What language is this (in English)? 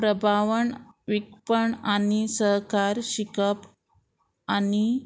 Konkani